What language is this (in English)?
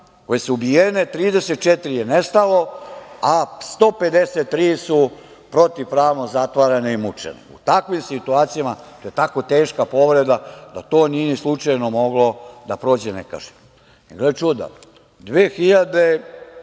Serbian